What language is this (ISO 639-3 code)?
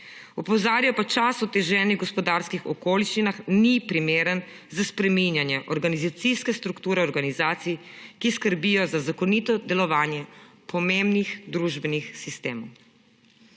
slv